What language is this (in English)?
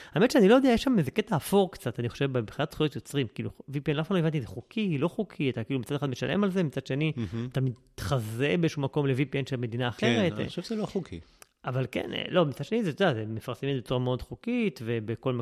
Hebrew